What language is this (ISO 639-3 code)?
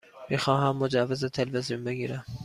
fas